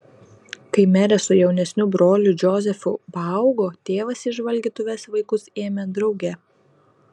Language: Lithuanian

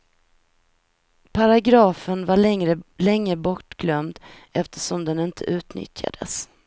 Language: Swedish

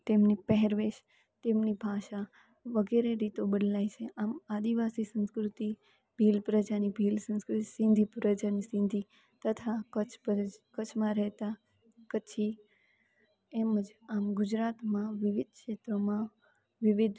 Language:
Gujarati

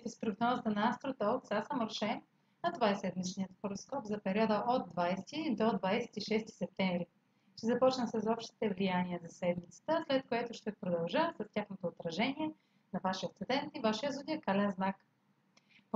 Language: Bulgarian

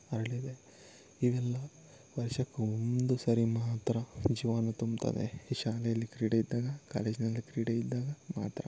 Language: Kannada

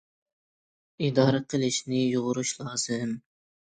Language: Uyghur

